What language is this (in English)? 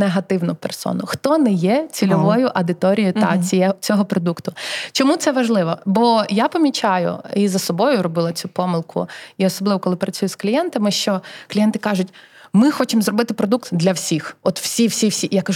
Ukrainian